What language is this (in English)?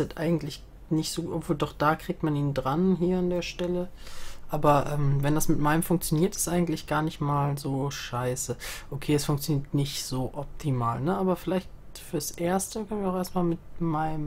German